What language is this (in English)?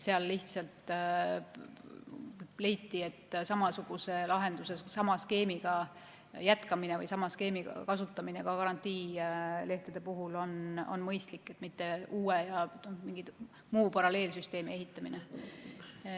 Estonian